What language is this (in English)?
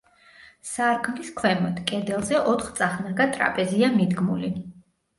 Georgian